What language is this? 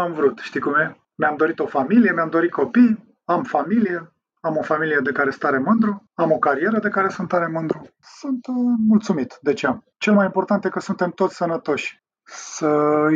Romanian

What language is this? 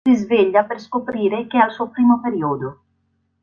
Italian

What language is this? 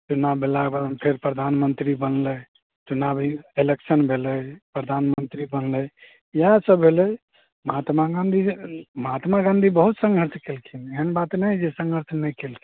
Maithili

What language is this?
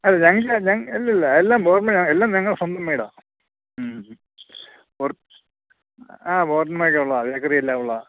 Malayalam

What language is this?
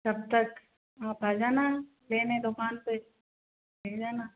Hindi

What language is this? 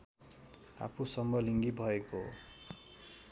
Nepali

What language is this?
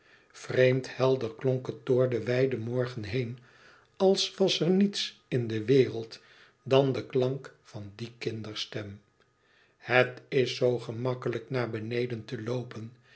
Dutch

